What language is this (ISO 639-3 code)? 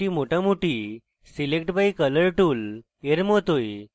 ben